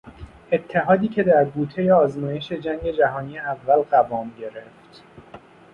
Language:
Persian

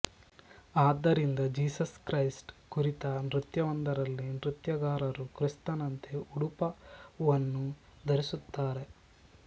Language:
Kannada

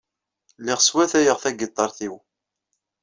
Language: Kabyle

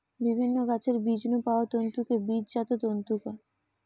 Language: Bangla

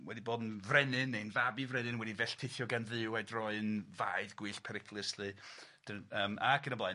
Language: Welsh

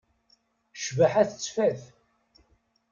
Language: Kabyle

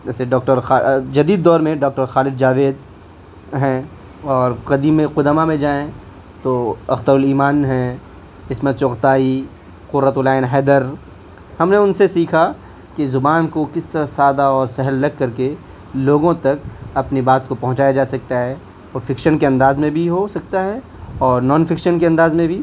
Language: Urdu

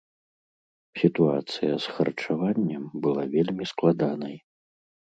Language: Belarusian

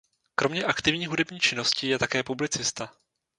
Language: Czech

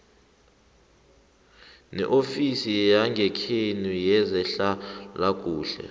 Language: South Ndebele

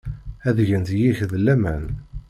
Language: Kabyle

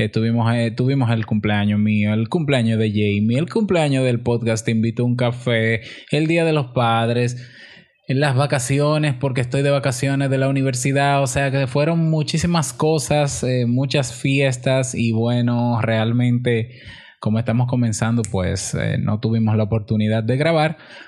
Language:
Spanish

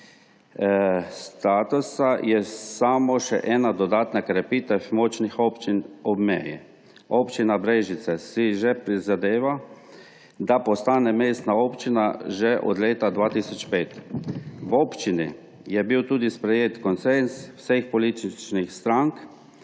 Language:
Slovenian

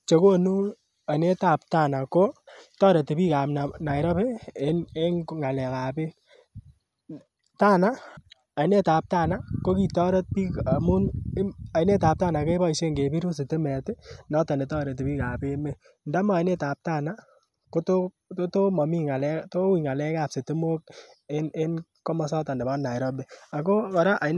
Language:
Kalenjin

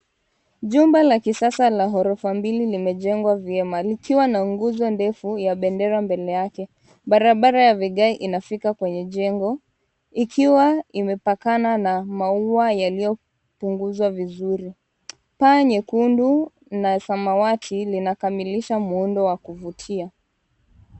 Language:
Swahili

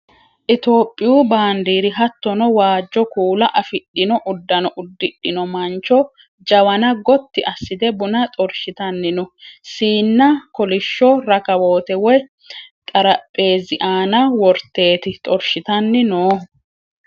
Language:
Sidamo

